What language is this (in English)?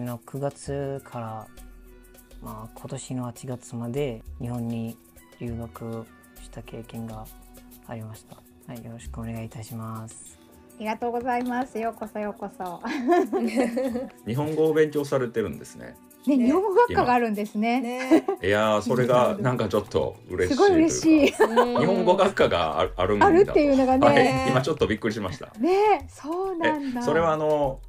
Japanese